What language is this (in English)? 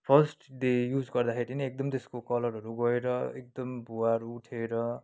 Nepali